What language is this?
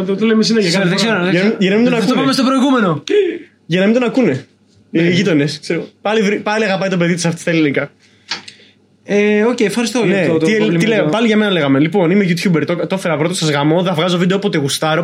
Greek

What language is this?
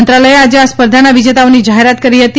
Gujarati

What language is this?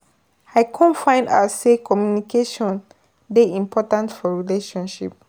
Nigerian Pidgin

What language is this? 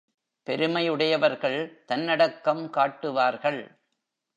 Tamil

